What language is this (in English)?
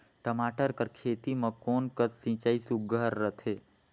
Chhattisgarhi